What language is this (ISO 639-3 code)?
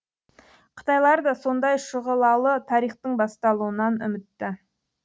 kaz